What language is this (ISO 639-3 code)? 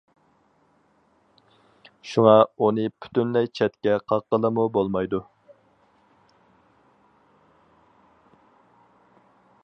uig